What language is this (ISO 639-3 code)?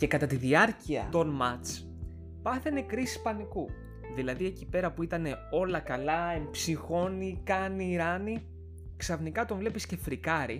ell